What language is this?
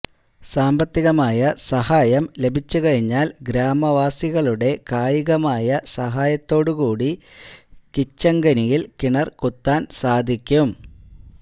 Malayalam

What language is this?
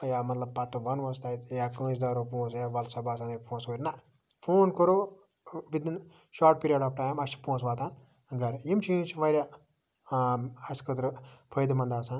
Kashmiri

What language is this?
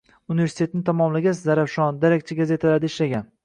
Uzbek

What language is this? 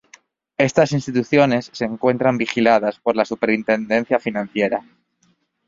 Spanish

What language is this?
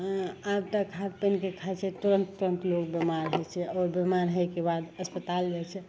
Maithili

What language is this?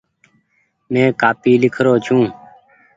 Goaria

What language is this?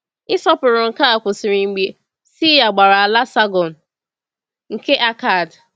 Igbo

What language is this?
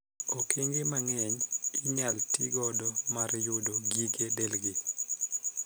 Luo (Kenya and Tanzania)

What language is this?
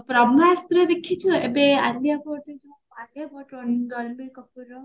Odia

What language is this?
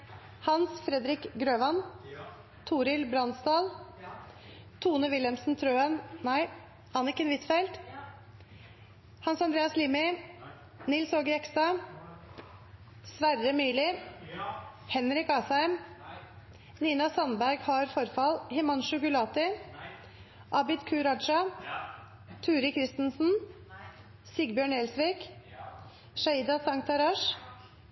Norwegian Nynorsk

